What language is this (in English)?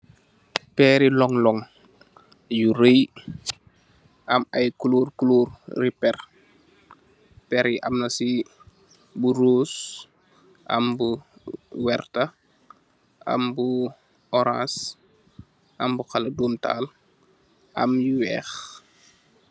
Wolof